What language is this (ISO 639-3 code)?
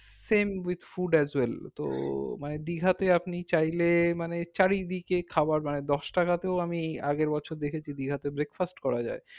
ben